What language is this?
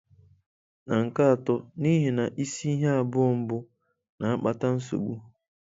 Igbo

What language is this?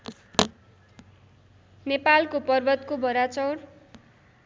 Nepali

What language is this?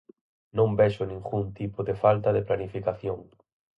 Galician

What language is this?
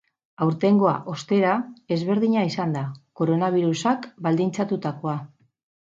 Basque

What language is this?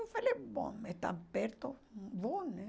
Portuguese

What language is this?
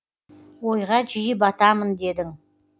Kazakh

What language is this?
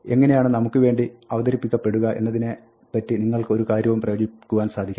Malayalam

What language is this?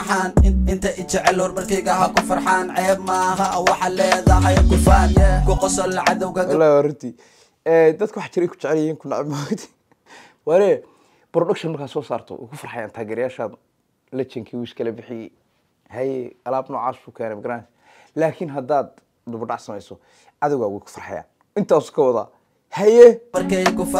Arabic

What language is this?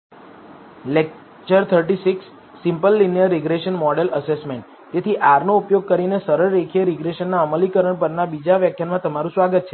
Gujarati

